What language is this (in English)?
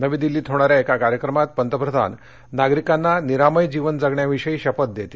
Marathi